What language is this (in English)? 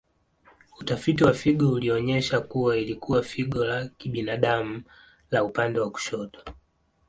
Swahili